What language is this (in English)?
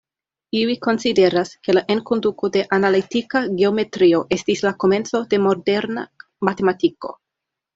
Esperanto